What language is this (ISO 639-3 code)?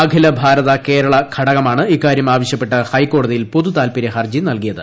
mal